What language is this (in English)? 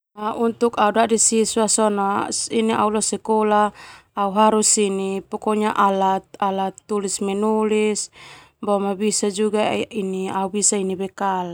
Termanu